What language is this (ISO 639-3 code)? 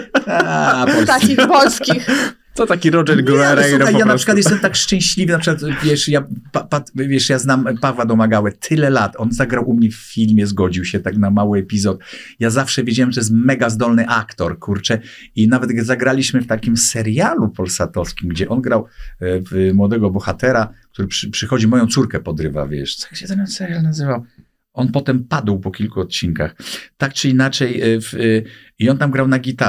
pol